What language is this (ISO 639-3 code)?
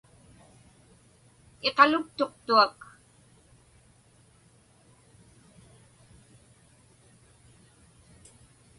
ipk